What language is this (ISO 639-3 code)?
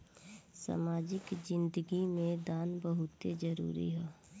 bho